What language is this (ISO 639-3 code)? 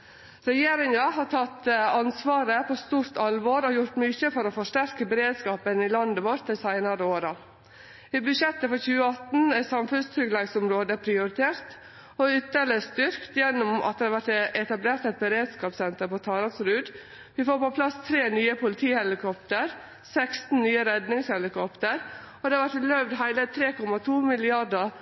nno